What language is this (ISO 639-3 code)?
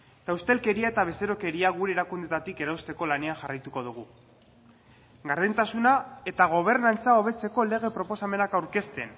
eus